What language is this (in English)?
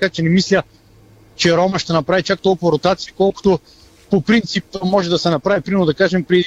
Bulgarian